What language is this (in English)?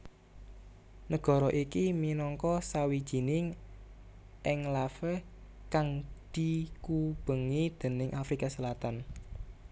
Javanese